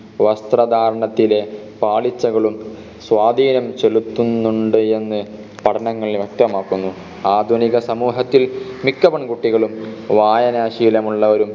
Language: Malayalam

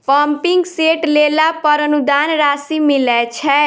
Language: Maithili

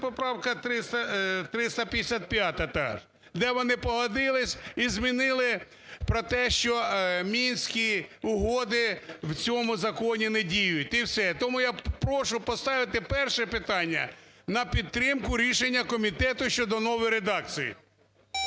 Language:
Ukrainian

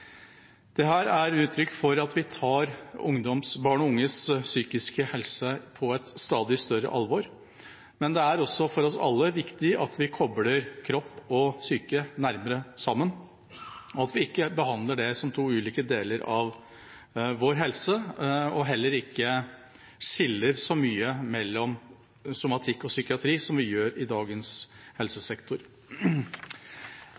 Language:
Norwegian Bokmål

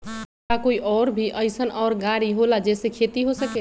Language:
Magahi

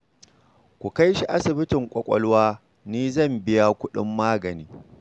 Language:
Hausa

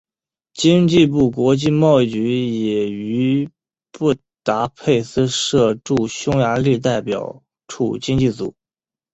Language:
Chinese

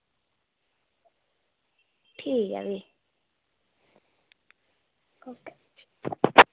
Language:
Dogri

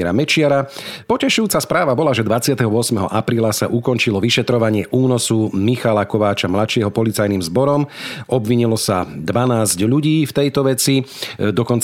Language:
Slovak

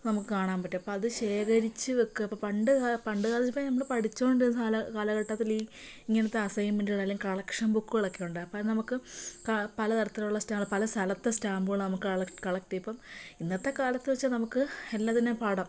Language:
Malayalam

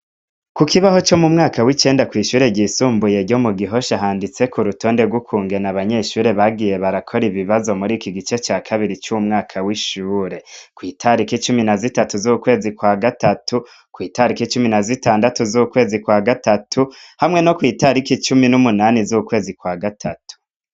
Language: Rundi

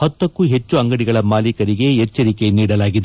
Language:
Kannada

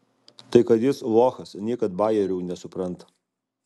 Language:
Lithuanian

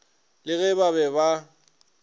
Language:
Northern Sotho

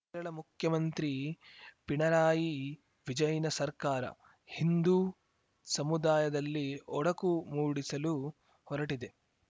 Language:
Kannada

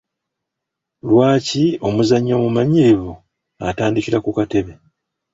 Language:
Ganda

